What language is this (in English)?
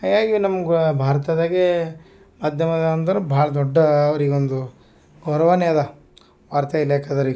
Kannada